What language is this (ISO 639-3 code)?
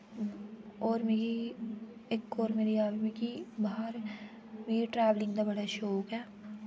doi